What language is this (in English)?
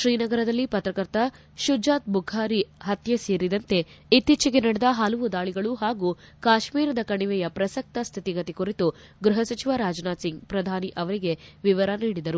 Kannada